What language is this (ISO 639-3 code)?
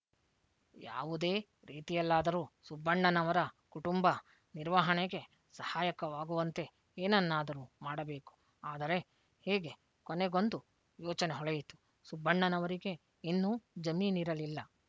kan